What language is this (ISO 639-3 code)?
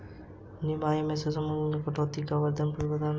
hin